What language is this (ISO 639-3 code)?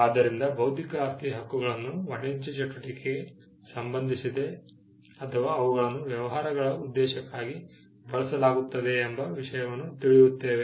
kan